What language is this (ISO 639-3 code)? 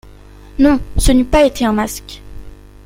fra